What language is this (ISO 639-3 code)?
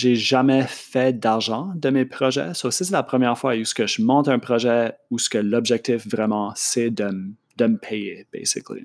fra